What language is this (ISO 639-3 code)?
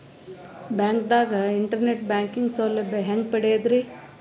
kan